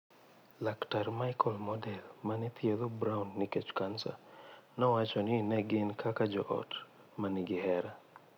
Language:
Luo (Kenya and Tanzania)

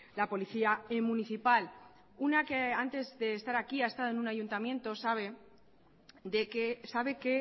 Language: Spanish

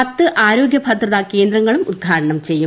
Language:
Malayalam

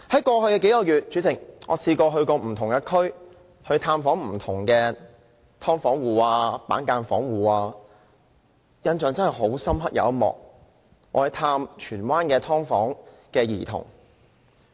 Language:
Cantonese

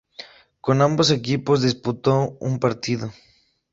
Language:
Spanish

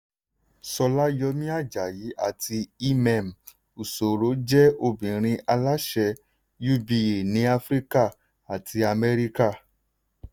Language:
Yoruba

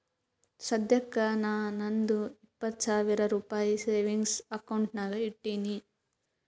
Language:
Kannada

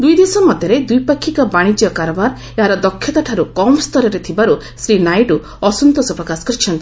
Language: Odia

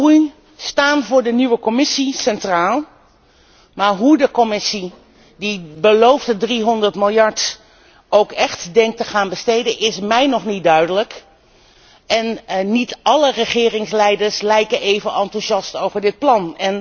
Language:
Dutch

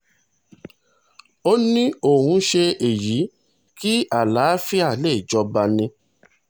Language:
Yoruba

